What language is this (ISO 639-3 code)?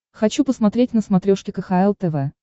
rus